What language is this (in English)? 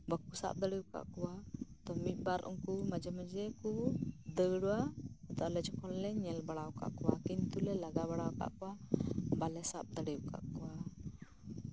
Santali